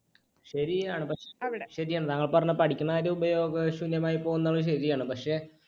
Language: Malayalam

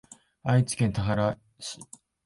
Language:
Japanese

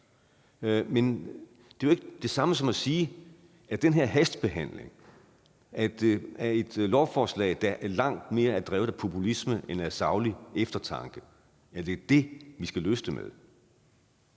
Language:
Danish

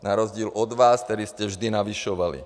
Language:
Czech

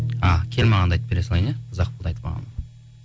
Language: Kazakh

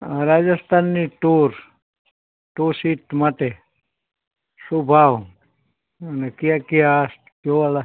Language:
Gujarati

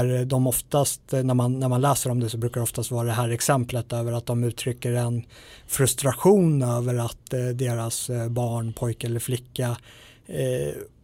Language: Swedish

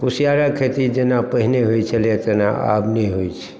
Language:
Maithili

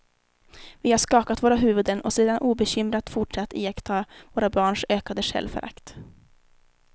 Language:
Swedish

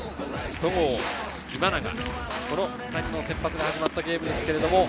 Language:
Japanese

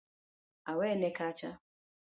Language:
Luo (Kenya and Tanzania)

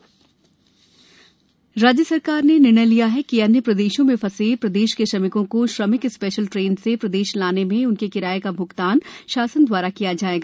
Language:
Hindi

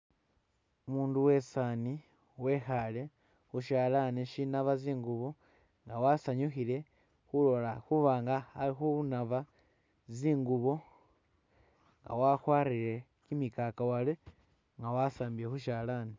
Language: Masaaba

